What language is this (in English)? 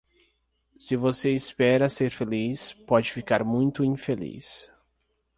Portuguese